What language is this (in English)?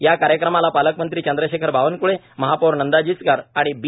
Marathi